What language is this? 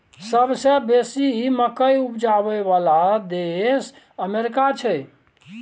Maithili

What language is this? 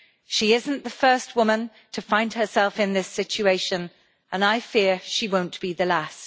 English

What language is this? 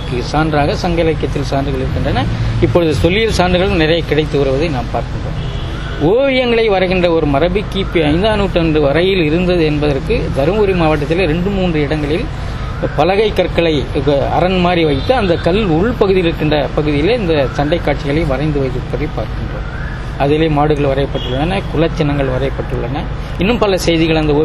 Tamil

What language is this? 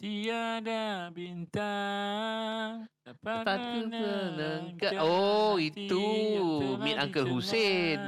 Malay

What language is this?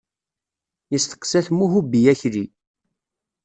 Kabyle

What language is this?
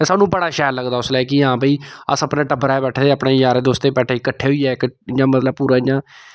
Dogri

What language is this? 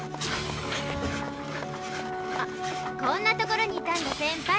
Japanese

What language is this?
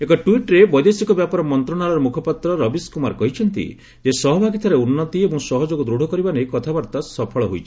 Odia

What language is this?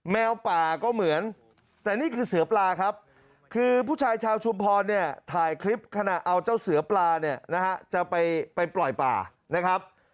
Thai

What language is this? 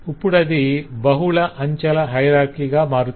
Telugu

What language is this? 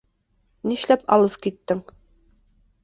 Bashkir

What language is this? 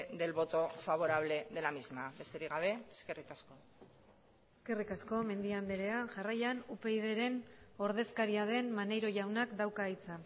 Basque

